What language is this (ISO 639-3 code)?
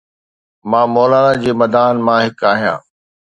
snd